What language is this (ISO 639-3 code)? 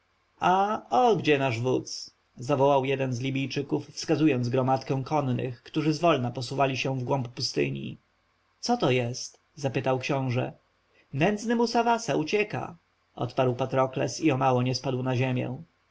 pol